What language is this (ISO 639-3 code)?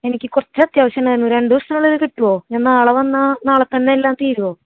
mal